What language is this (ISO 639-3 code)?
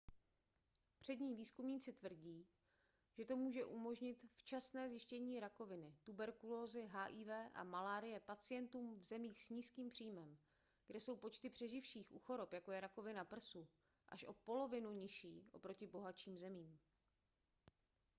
ces